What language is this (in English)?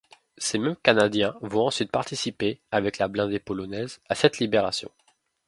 French